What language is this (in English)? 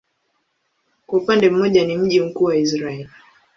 Swahili